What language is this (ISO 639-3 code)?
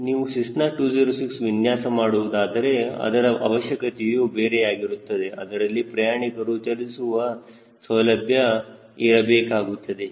kan